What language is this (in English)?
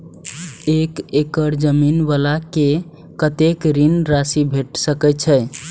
Maithili